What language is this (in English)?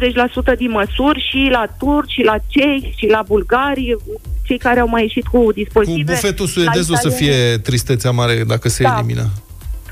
Romanian